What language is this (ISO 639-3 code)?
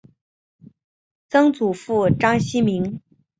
zho